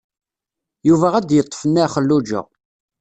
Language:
Kabyle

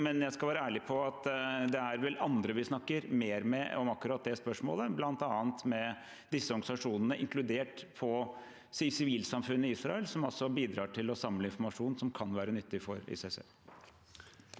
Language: Norwegian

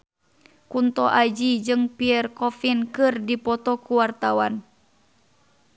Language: Sundanese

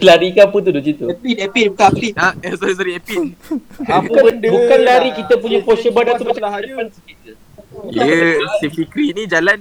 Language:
Malay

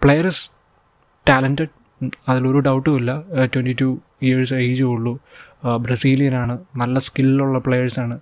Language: Malayalam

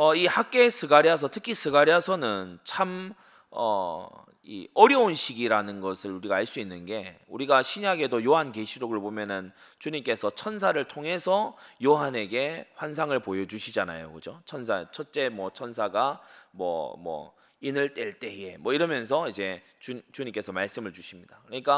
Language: Korean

